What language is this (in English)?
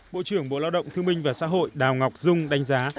Vietnamese